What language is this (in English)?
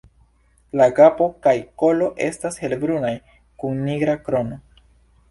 Esperanto